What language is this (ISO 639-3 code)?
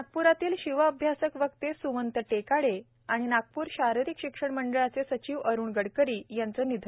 mar